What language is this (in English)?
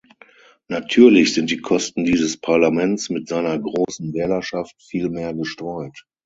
German